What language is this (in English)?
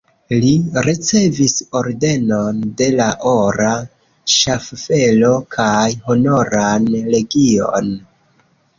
Esperanto